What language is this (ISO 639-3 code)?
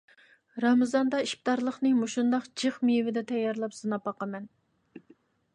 uig